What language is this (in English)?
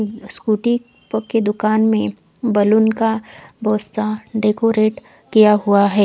Hindi